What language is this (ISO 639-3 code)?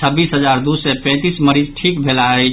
mai